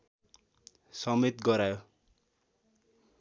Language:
Nepali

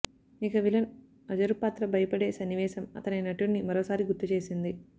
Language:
Telugu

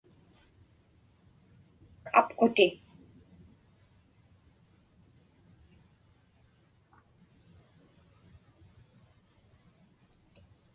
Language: Inupiaq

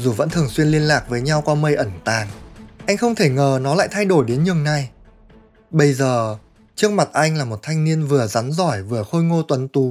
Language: Vietnamese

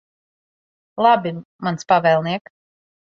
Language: Latvian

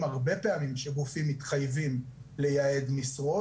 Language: Hebrew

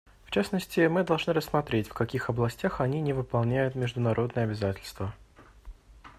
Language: Russian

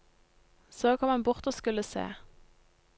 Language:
Norwegian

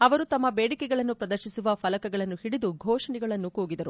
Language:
Kannada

